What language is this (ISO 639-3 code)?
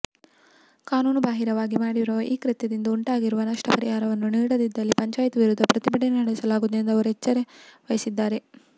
kan